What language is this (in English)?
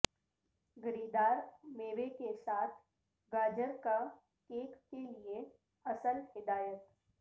Urdu